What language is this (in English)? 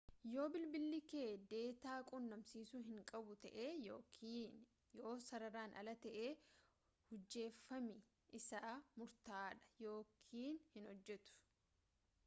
Oromo